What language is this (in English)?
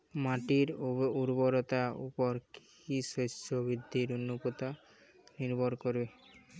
Bangla